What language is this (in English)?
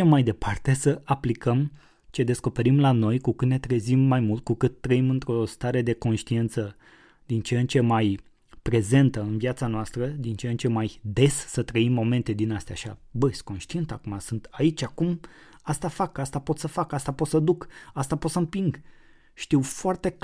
Romanian